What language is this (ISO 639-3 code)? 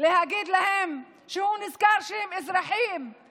heb